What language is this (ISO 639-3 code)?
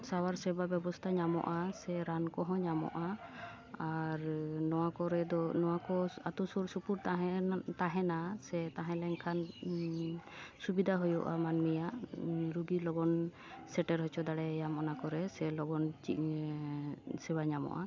sat